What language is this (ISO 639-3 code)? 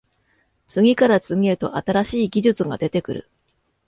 jpn